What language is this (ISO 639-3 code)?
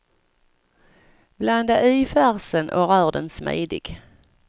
swe